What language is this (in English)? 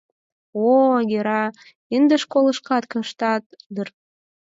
Mari